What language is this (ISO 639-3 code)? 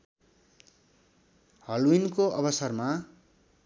nep